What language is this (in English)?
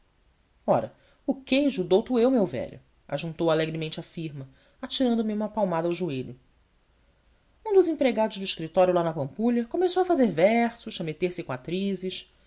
Portuguese